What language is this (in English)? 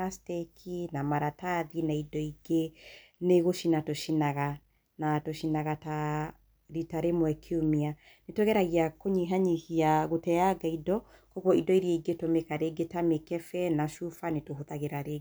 Kikuyu